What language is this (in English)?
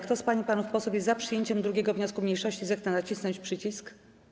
Polish